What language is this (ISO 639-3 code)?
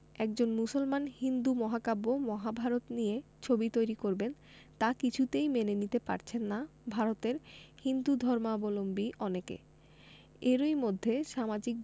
ben